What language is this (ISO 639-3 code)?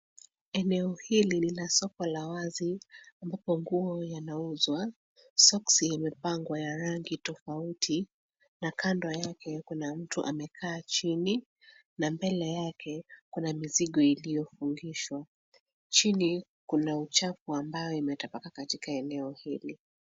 swa